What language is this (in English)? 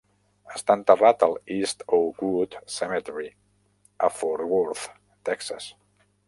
Catalan